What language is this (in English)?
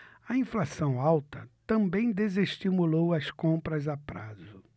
Portuguese